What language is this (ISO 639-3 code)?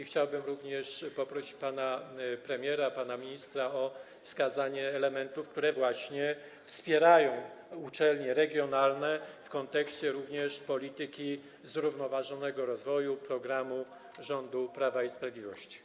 pol